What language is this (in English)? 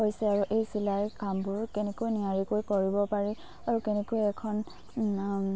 Assamese